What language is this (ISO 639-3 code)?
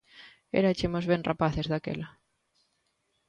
glg